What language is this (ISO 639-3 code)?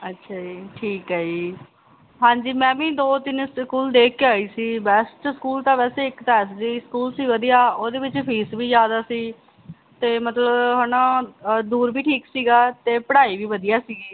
pan